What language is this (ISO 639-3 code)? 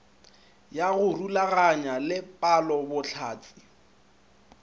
nso